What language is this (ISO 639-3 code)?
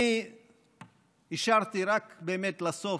heb